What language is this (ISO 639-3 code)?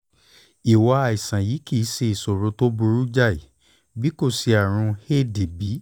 yor